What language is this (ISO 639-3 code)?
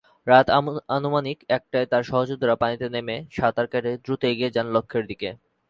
ben